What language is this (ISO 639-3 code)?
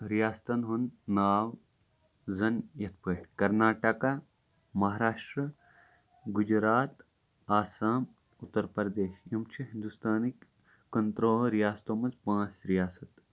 kas